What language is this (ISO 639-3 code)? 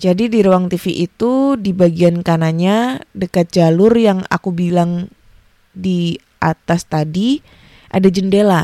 ind